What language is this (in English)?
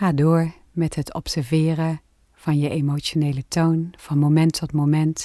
Dutch